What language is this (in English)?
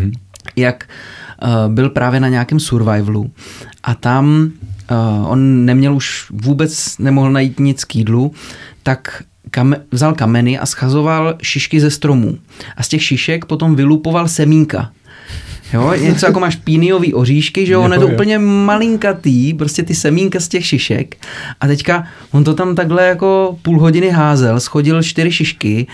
Czech